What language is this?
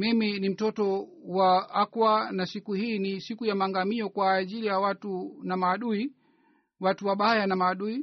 Swahili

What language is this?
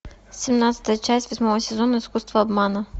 Russian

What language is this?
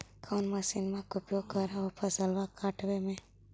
Magahi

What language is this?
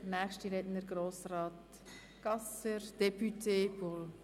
Swiss German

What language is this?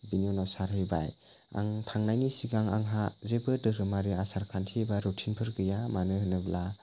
Bodo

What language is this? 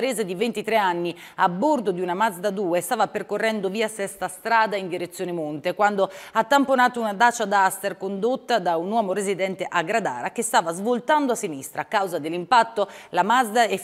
Italian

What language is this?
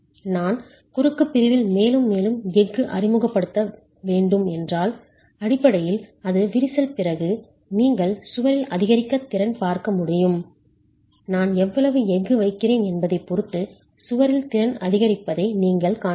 Tamil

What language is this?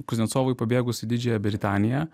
Lithuanian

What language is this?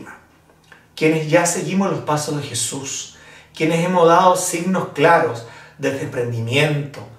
Spanish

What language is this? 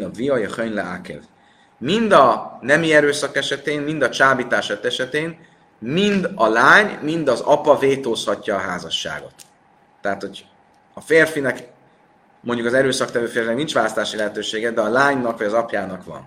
Hungarian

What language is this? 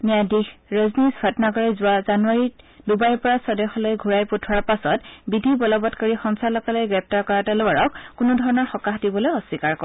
Assamese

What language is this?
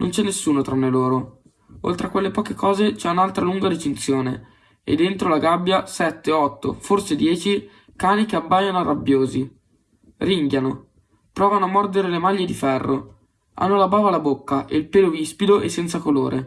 Italian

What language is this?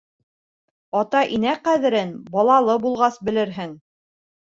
Bashkir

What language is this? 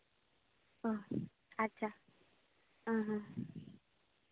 Santali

